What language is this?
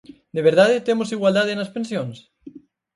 Galician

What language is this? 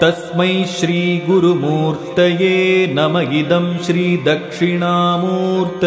Kannada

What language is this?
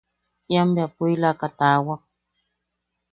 Yaqui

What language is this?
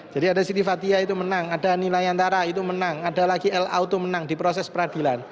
Indonesian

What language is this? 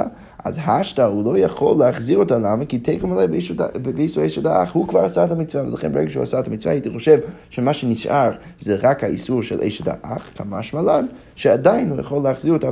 Hebrew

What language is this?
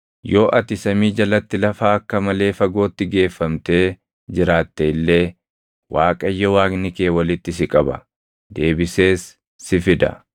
Oromo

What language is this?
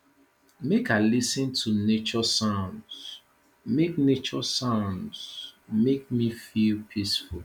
Nigerian Pidgin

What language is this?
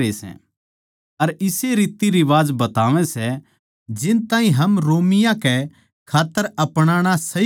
Haryanvi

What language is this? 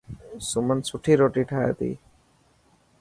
Dhatki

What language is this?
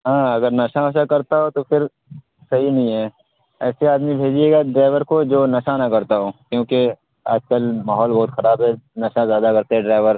Urdu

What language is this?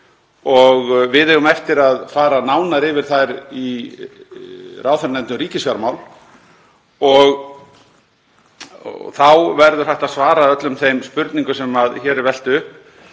Icelandic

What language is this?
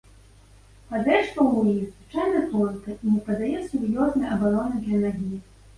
Belarusian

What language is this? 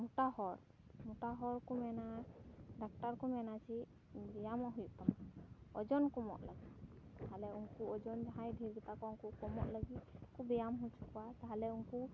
Santali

